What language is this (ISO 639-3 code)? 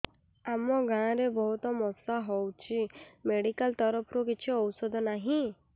ori